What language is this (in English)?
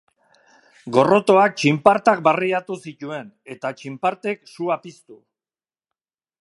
Basque